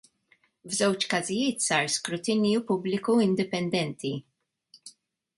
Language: Maltese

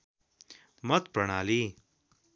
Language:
Nepali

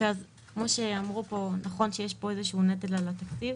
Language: Hebrew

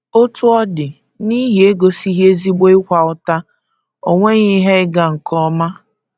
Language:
Igbo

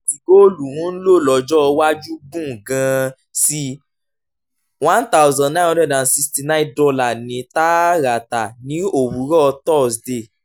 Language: Yoruba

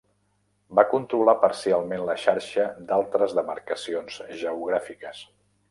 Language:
Catalan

